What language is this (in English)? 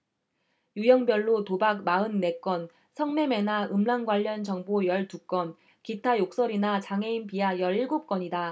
Korean